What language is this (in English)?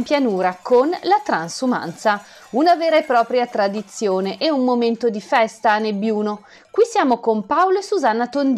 Italian